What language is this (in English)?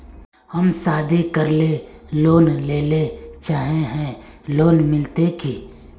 Magahi